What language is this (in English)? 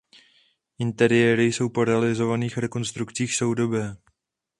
Czech